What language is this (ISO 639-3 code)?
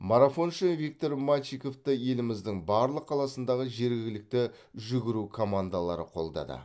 kaz